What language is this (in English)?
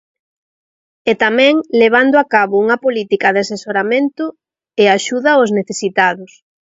Galician